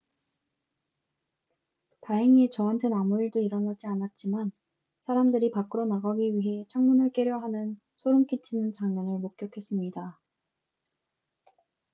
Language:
Korean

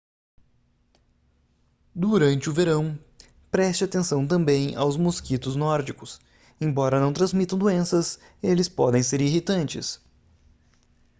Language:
Portuguese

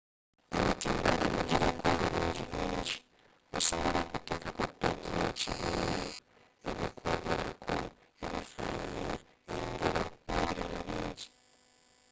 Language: Ganda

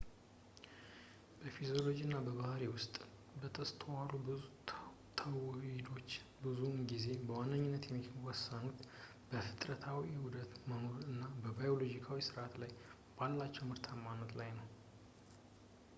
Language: Amharic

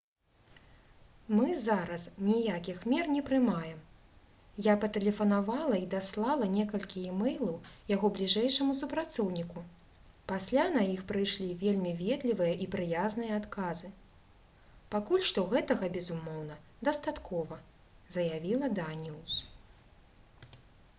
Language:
Belarusian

